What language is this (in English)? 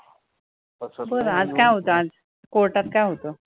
Marathi